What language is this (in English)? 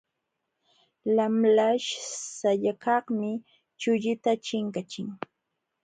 Jauja Wanca Quechua